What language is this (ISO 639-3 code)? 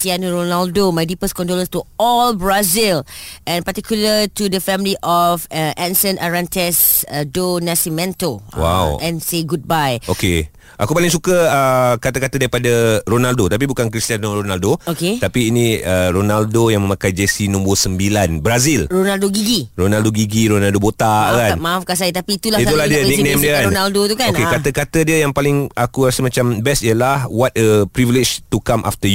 msa